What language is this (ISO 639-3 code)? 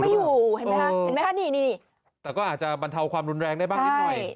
tha